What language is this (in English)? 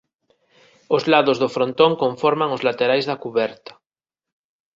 Galician